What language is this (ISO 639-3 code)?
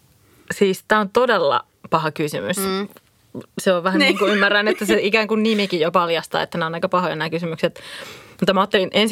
fin